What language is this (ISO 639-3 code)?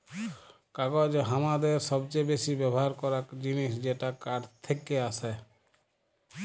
ben